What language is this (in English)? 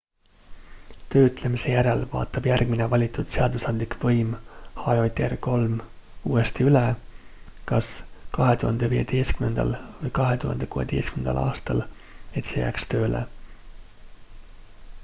Estonian